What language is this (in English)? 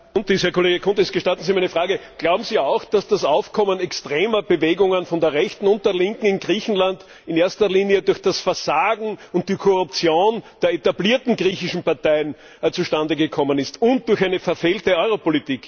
German